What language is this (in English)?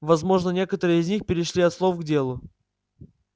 Russian